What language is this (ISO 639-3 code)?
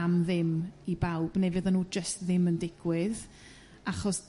cym